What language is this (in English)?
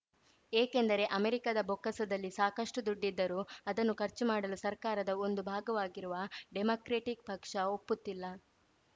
Kannada